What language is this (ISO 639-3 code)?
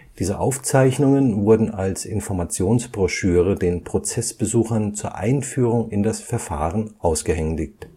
deu